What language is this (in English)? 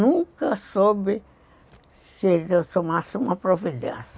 Portuguese